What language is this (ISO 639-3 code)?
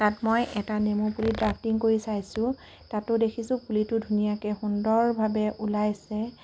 asm